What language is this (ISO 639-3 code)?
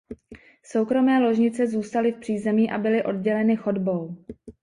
ces